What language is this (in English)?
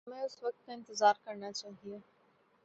Urdu